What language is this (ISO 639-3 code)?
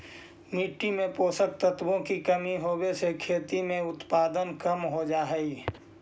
mag